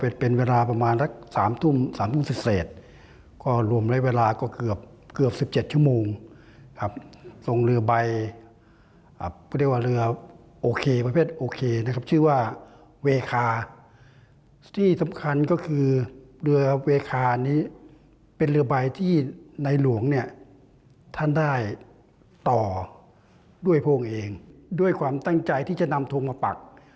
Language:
Thai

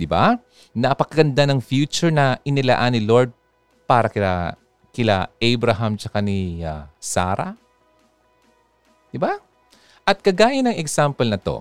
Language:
Filipino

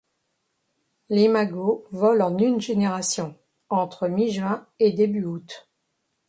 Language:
French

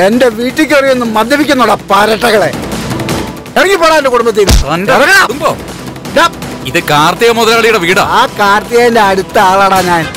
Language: Malayalam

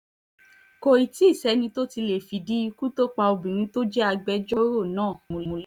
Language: Yoruba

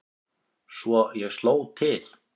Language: Icelandic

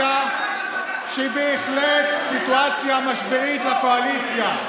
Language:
Hebrew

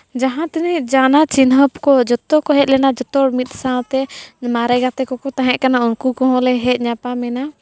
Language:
Santali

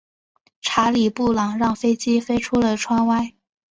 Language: Chinese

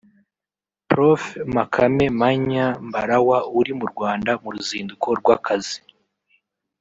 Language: Kinyarwanda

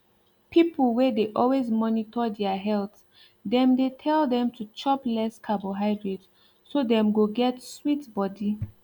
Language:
Nigerian Pidgin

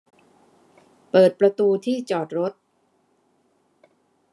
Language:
Thai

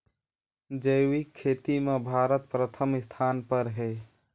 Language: Chhattisgarhi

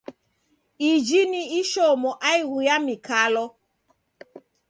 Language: Taita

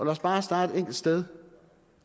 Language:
Danish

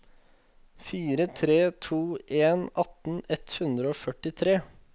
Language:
Norwegian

